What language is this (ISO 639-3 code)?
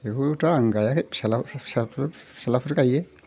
brx